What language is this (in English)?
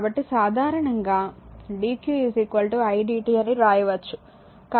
Telugu